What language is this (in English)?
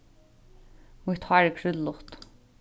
Faroese